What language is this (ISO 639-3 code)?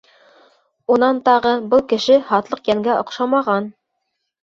bak